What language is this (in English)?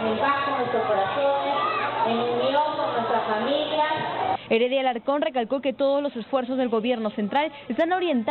Spanish